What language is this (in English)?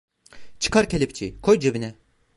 Turkish